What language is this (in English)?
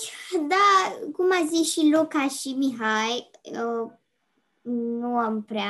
Romanian